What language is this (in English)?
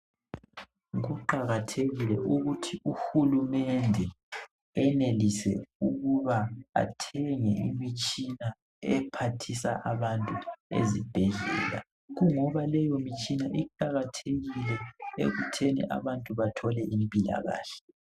North Ndebele